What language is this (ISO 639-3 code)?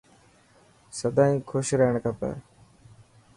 mki